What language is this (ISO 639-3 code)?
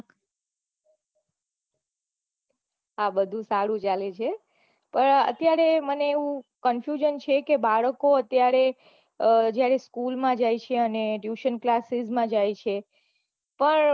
guj